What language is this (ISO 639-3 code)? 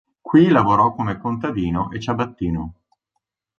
ita